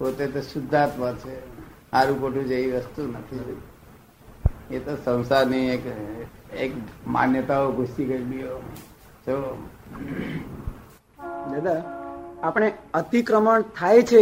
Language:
Gujarati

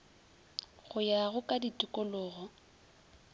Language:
Northern Sotho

